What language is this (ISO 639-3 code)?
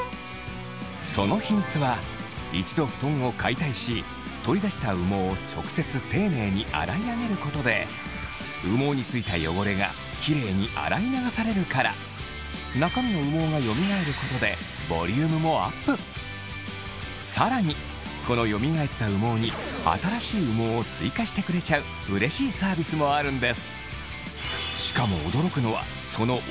jpn